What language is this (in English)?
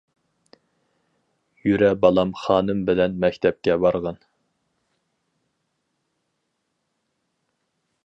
Uyghur